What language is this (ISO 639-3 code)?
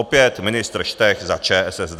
ces